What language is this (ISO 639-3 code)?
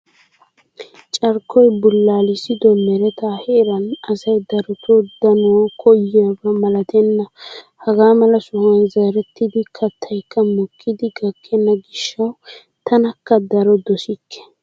wal